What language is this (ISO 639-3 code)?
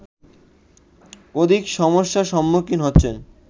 ben